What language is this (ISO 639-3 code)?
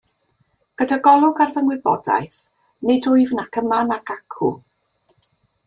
cym